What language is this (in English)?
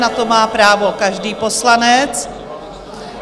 Czech